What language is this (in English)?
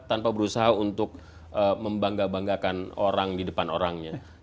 Indonesian